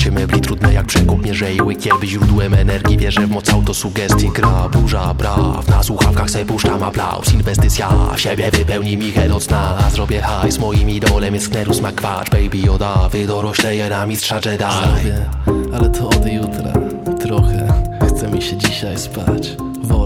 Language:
Polish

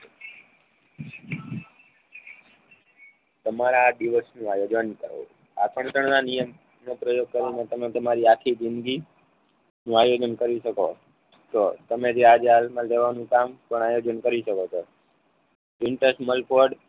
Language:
Gujarati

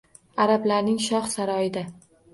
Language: Uzbek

